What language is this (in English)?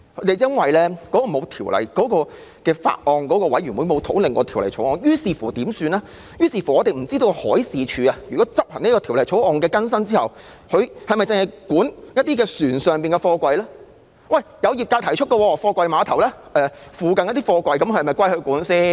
Cantonese